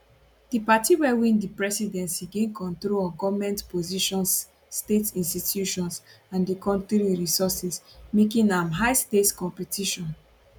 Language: Nigerian Pidgin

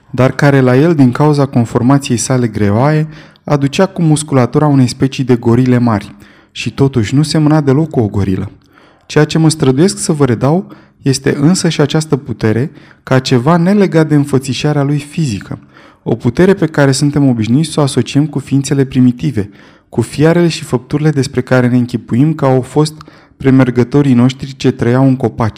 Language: Romanian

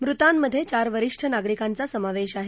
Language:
Marathi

